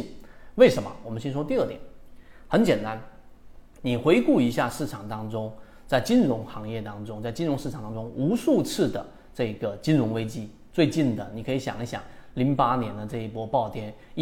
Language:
Chinese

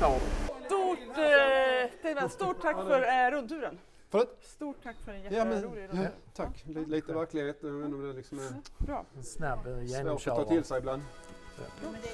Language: Swedish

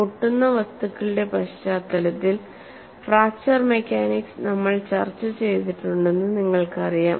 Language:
Malayalam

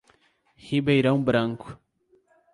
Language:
Portuguese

